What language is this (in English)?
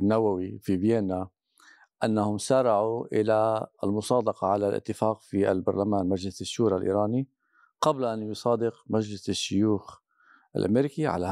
Arabic